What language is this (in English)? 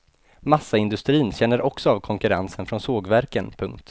Swedish